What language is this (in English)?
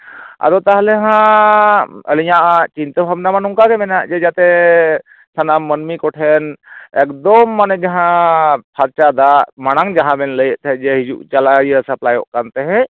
Santali